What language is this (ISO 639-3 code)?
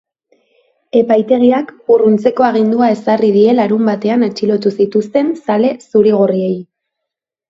eus